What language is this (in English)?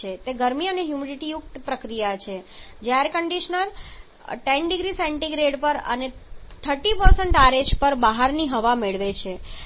Gujarati